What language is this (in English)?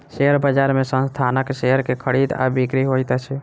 Maithili